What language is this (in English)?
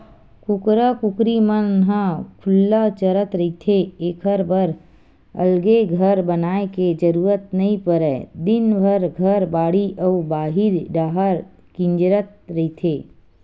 Chhattisgarhi